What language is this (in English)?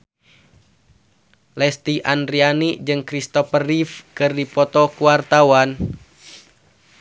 Sundanese